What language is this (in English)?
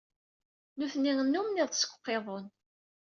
Kabyle